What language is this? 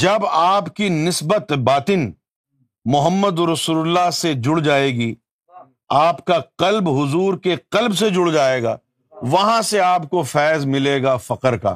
Urdu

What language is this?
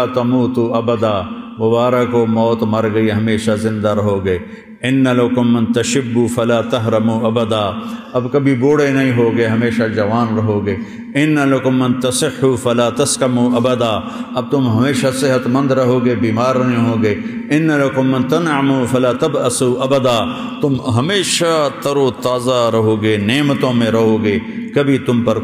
Arabic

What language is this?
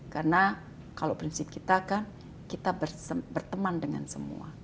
Indonesian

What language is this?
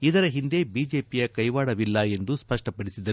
Kannada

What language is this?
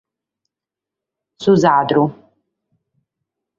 Sardinian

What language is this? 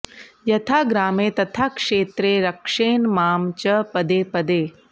Sanskrit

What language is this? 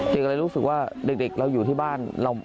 Thai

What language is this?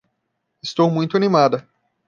Portuguese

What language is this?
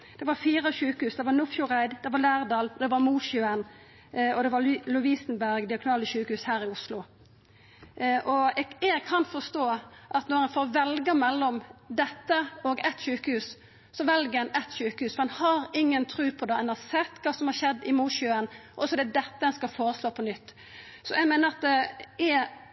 Norwegian Nynorsk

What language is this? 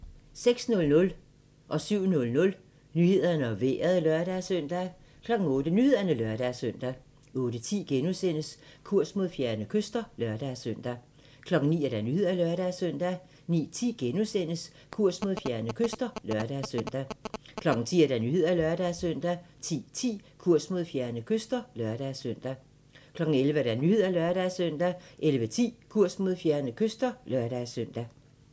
Danish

